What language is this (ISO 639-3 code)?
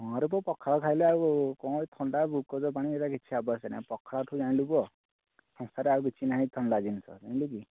ori